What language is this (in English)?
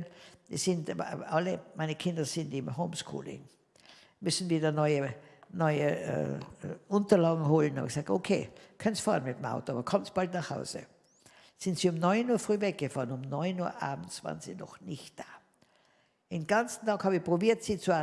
German